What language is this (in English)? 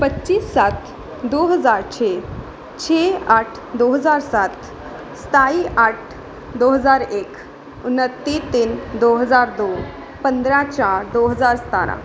Punjabi